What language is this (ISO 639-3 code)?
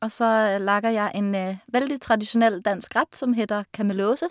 nor